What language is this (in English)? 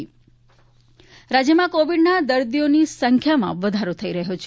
Gujarati